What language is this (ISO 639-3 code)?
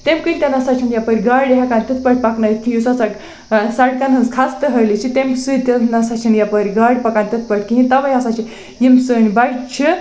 kas